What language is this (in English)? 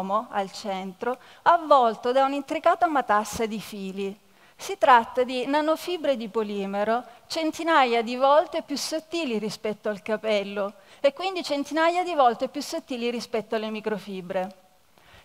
Italian